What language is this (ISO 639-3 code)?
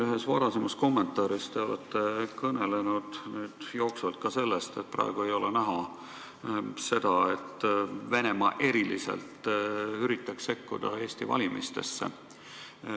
est